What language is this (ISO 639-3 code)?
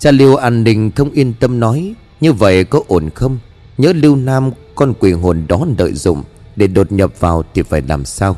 vie